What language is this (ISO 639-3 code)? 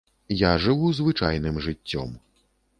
bel